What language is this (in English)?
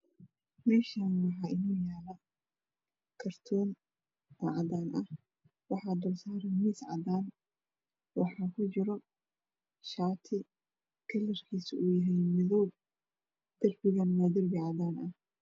Somali